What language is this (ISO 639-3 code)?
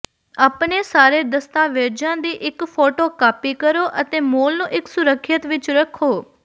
pan